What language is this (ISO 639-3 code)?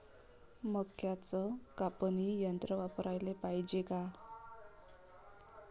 mar